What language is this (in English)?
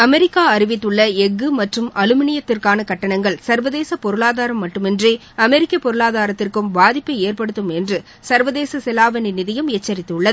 Tamil